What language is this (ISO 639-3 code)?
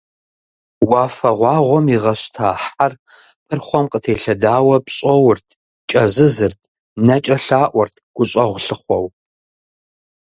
kbd